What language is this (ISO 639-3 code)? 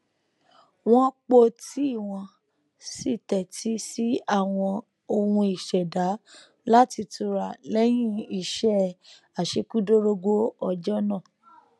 yor